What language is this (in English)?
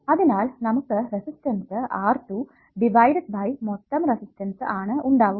Malayalam